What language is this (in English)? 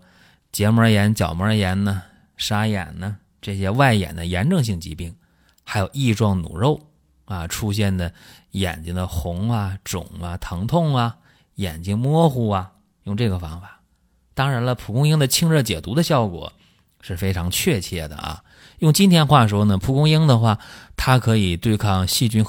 Chinese